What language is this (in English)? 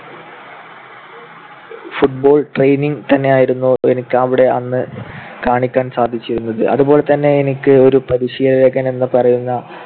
Malayalam